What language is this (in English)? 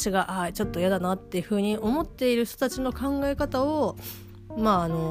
Japanese